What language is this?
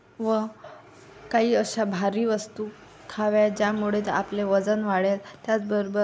Marathi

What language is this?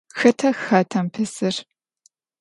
Adyghe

